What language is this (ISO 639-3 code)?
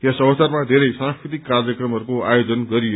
nep